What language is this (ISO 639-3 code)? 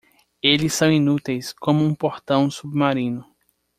por